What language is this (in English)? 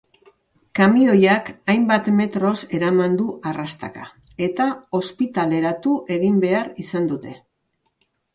Basque